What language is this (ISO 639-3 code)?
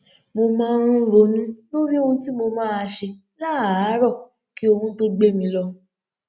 yor